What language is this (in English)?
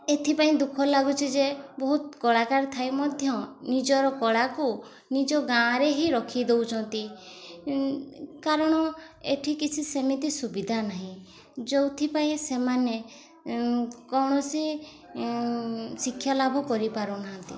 Odia